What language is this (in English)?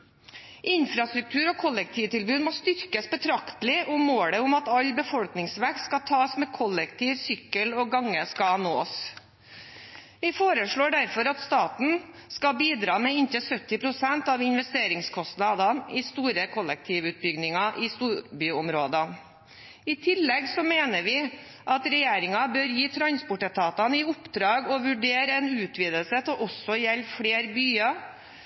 Norwegian Bokmål